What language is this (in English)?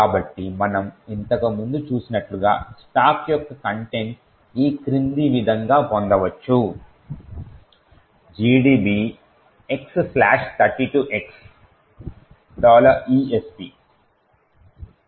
Telugu